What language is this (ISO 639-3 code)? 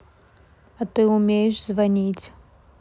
rus